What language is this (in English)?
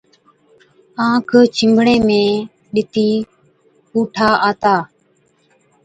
Od